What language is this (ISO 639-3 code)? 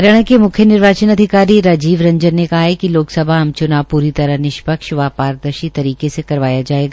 hin